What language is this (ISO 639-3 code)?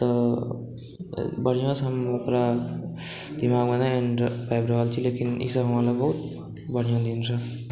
mai